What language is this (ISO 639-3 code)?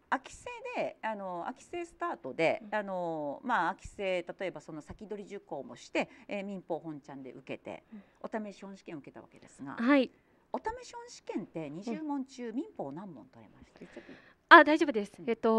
jpn